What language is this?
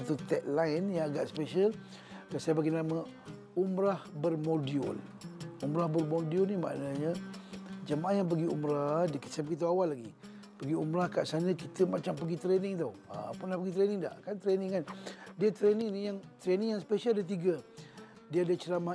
Malay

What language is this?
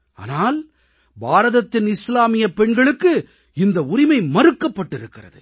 Tamil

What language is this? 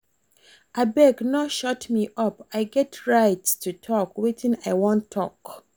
Nigerian Pidgin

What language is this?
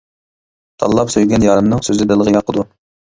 Uyghur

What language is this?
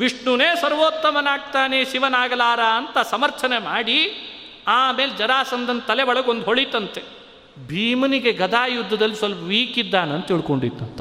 Kannada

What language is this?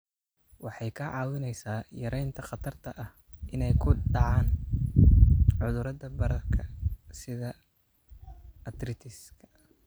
Somali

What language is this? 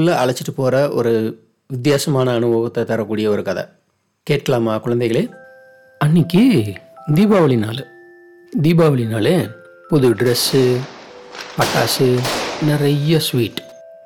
Tamil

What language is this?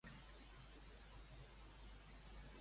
Catalan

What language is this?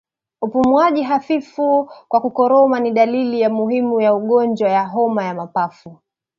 Swahili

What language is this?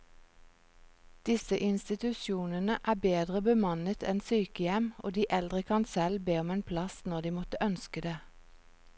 Norwegian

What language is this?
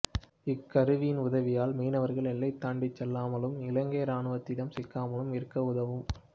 Tamil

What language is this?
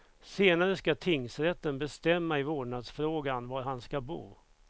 Swedish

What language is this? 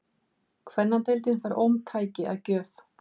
Icelandic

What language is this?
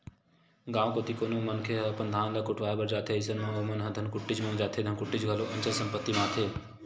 Chhattisgarhi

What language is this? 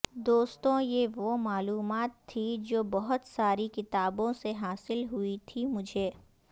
Urdu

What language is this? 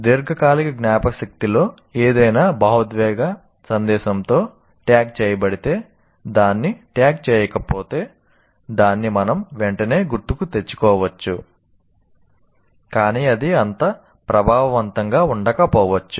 Telugu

